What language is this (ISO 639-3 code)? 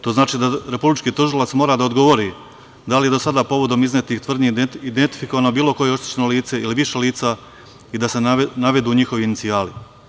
srp